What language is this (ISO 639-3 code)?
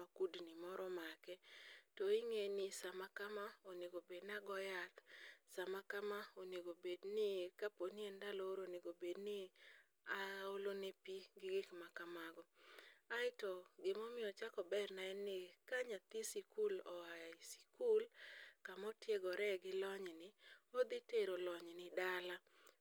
luo